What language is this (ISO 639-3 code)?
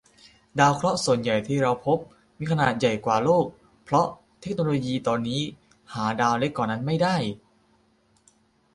tha